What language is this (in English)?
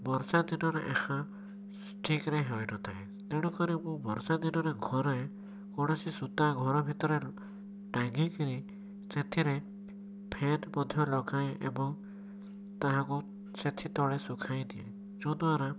Odia